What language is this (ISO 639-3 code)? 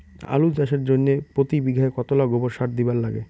ben